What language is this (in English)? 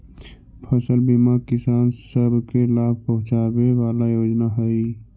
Magahi